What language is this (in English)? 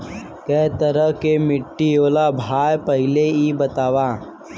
Bhojpuri